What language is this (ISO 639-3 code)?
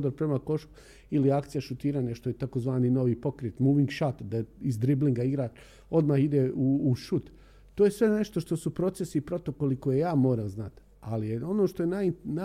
hrv